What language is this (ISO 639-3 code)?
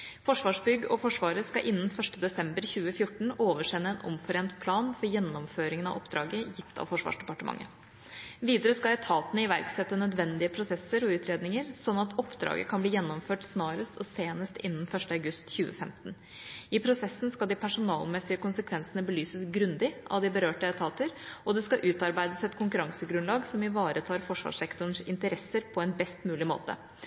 nob